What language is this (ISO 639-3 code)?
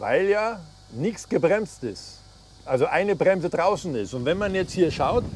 deu